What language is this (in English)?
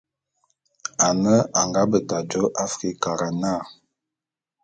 Bulu